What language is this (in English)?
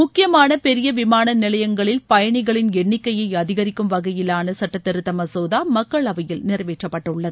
Tamil